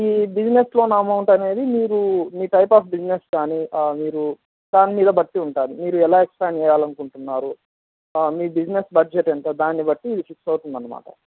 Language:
Telugu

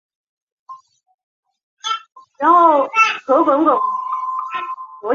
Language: Chinese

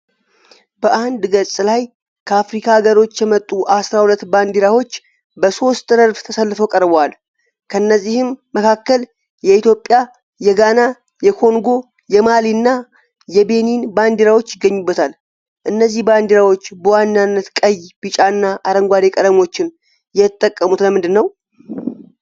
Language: Amharic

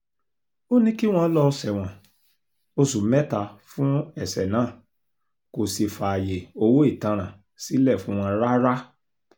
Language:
Yoruba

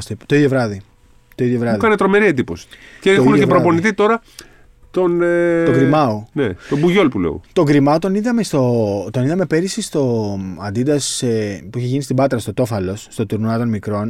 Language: Greek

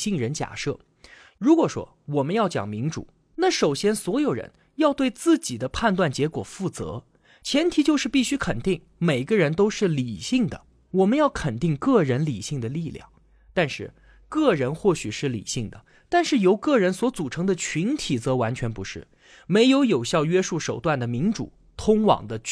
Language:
Chinese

